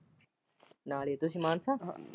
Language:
Punjabi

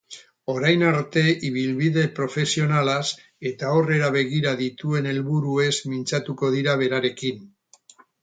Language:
Basque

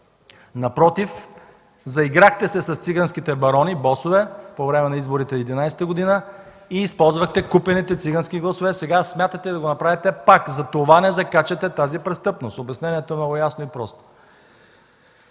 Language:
Bulgarian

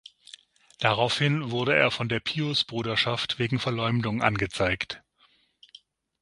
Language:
German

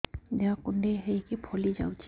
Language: Odia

